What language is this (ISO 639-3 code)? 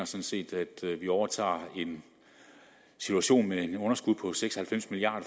dan